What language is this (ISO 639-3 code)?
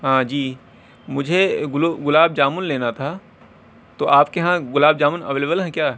urd